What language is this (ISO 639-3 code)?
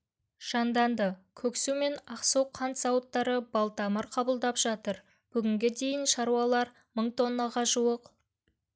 kaz